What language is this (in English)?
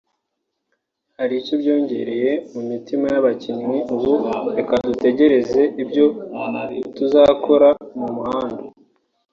Kinyarwanda